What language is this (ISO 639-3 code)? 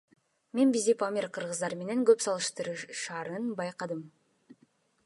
kir